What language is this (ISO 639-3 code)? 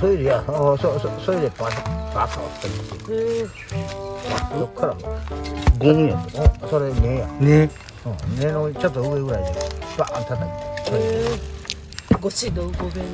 jpn